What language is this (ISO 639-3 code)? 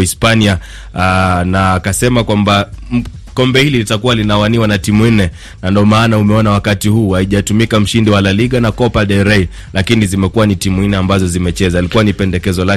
swa